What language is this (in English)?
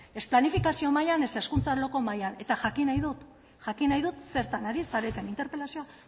Basque